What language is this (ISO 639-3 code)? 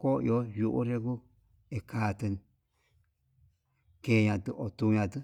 mab